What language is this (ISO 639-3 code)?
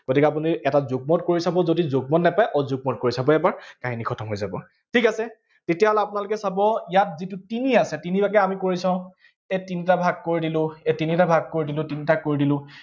asm